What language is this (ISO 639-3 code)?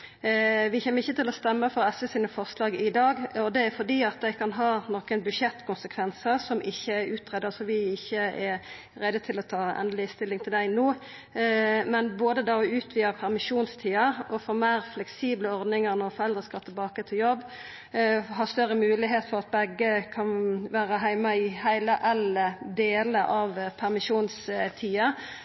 nno